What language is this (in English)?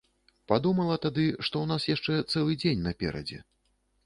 Belarusian